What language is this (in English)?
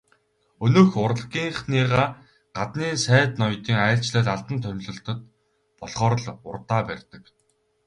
Mongolian